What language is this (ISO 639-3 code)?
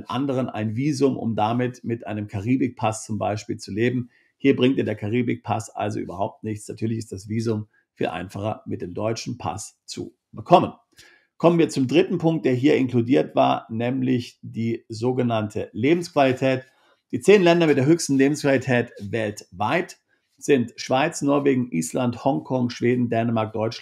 deu